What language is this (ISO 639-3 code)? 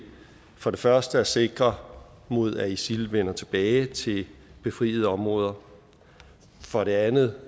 dan